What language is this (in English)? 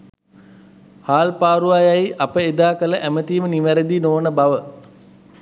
Sinhala